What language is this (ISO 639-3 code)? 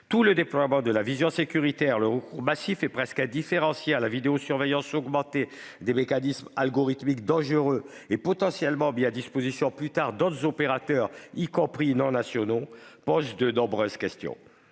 fra